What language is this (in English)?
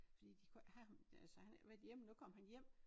Danish